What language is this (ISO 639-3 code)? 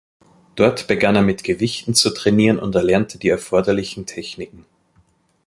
deu